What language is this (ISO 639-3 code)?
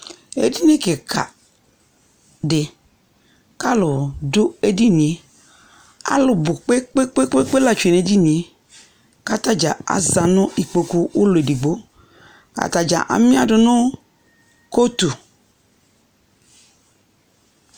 kpo